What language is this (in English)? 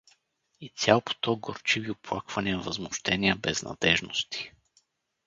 Bulgarian